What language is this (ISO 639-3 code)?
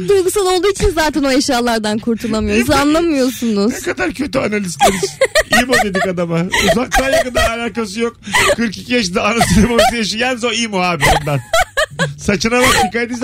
tur